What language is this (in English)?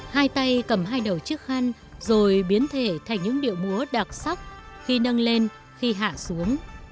Vietnamese